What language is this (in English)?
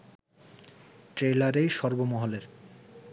Bangla